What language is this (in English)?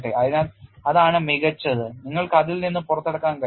Malayalam